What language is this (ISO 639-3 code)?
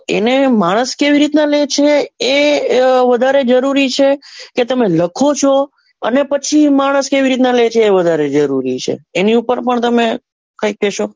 guj